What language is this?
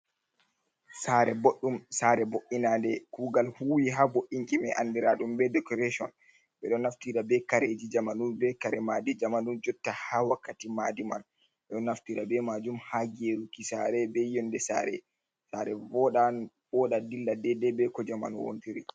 Fula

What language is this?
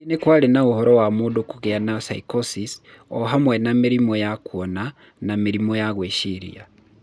Kikuyu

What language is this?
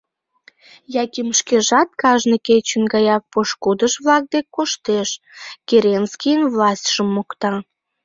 Mari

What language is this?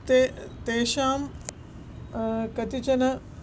Sanskrit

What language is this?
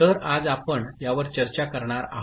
Marathi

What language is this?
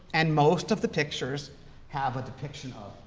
English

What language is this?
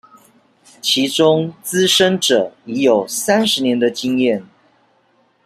Chinese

